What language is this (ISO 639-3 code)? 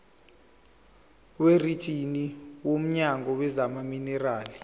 zul